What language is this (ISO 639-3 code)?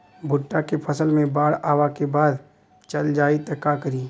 bho